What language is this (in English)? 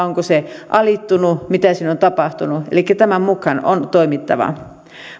Finnish